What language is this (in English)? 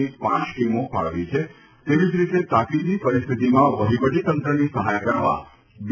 Gujarati